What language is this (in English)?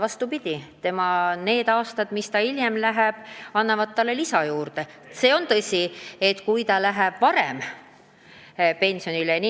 Estonian